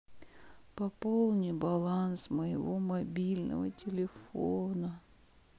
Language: Russian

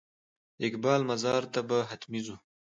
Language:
Pashto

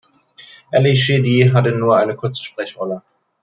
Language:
German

